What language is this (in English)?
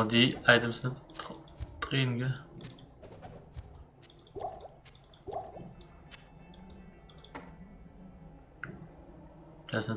German